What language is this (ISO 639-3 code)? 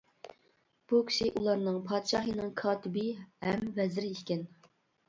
uig